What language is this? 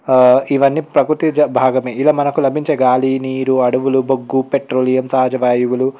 Telugu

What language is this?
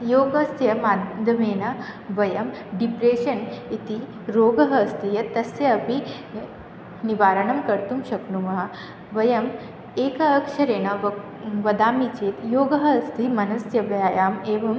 Sanskrit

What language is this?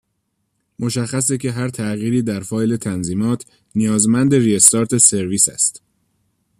Persian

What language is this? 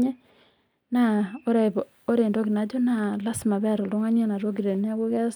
Masai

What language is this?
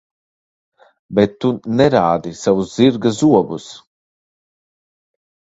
Latvian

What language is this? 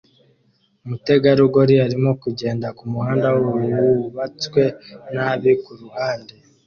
Kinyarwanda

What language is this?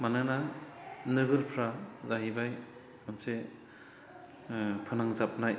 Bodo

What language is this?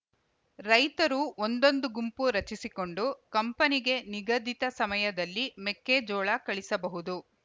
Kannada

